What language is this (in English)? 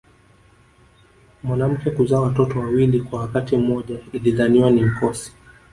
Swahili